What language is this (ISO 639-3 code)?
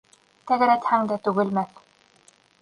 bak